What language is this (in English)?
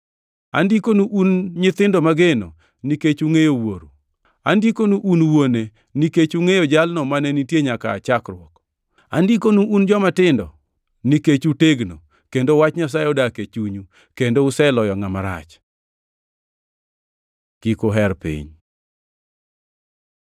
Luo (Kenya and Tanzania)